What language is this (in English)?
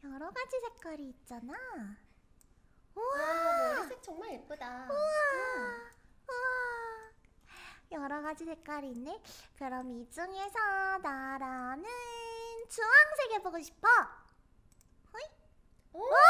Korean